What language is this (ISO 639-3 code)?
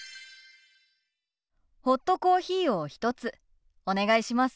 jpn